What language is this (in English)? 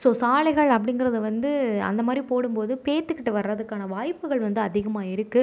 Tamil